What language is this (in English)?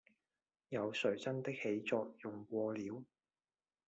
Chinese